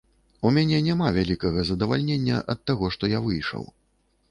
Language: Belarusian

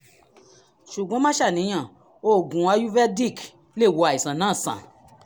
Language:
Yoruba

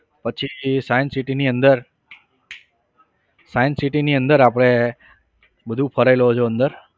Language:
Gujarati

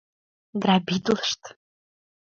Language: Mari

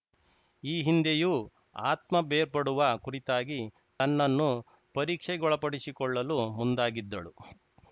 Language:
Kannada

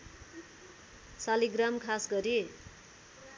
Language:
Nepali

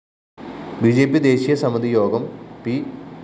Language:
Malayalam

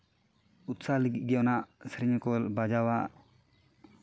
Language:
Santali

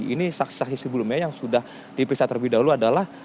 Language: Indonesian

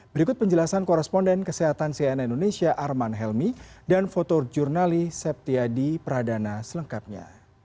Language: Indonesian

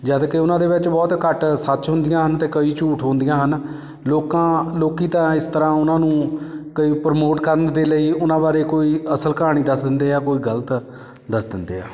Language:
Punjabi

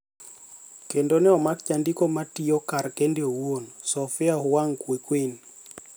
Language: Luo (Kenya and Tanzania)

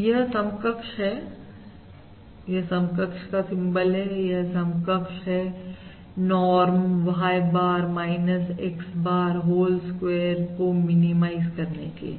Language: Hindi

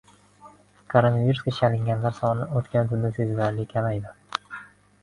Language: Uzbek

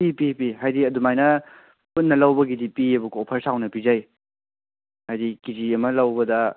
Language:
Manipuri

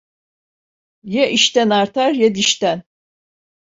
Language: Turkish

